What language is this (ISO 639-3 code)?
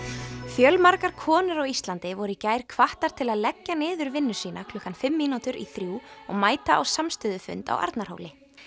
isl